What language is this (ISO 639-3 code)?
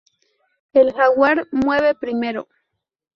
spa